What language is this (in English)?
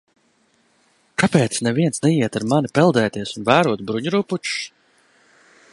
Latvian